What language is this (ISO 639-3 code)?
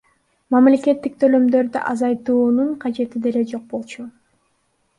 kir